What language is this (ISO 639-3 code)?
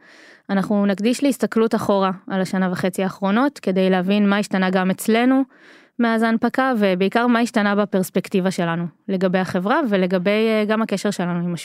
heb